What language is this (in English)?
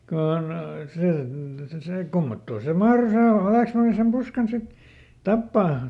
Finnish